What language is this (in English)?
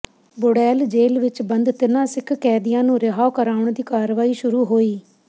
Punjabi